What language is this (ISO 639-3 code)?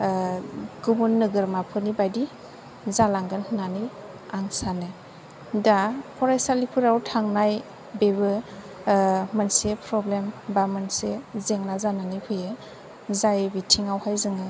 brx